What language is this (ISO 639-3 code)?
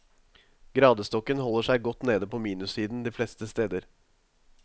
nor